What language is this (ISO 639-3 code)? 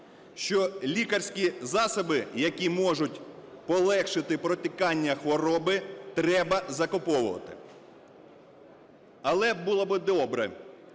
ukr